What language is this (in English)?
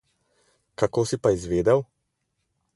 Slovenian